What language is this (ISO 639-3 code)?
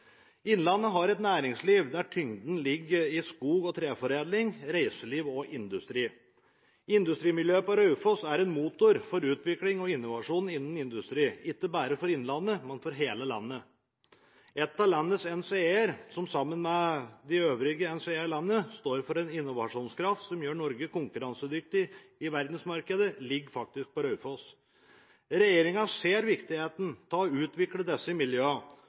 nob